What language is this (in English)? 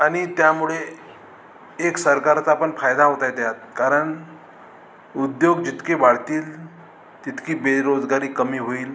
Marathi